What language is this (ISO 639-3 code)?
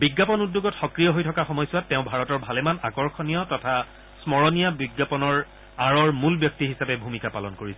asm